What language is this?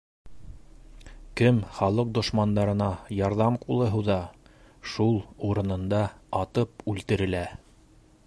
Bashkir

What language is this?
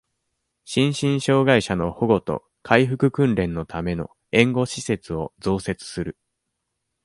Japanese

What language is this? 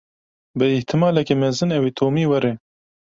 Kurdish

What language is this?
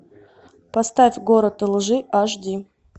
Russian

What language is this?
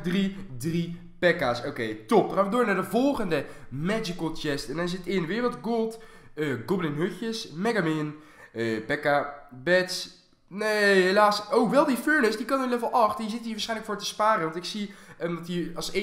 Dutch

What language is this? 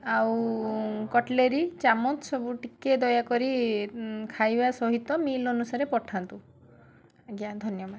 Odia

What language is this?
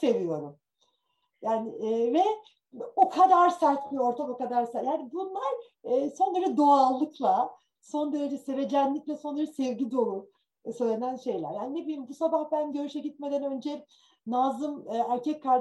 Turkish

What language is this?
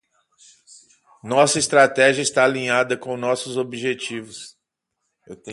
Portuguese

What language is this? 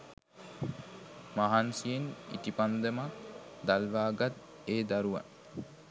Sinhala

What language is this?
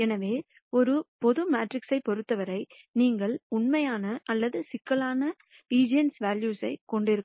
Tamil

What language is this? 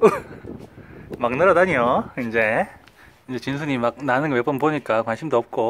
Korean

